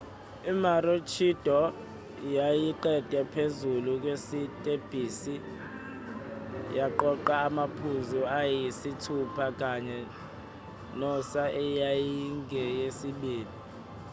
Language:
Zulu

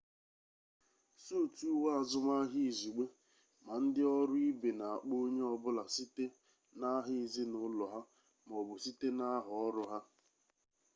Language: Igbo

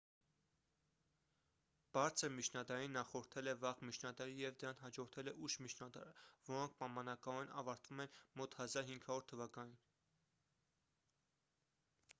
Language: Armenian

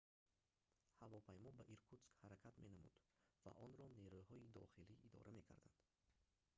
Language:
Tajik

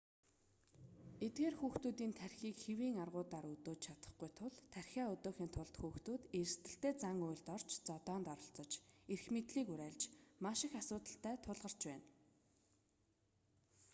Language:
Mongolian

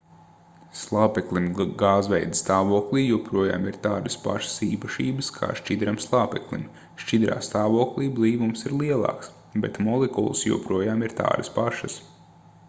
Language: Latvian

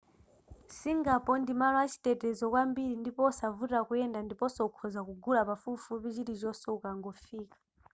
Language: Nyanja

